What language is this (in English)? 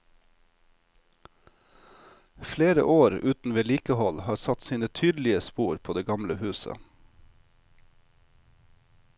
Norwegian